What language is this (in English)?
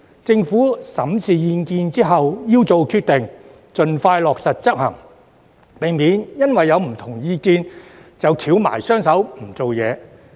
Cantonese